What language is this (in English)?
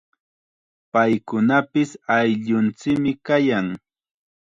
Chiquián Ancash Quechua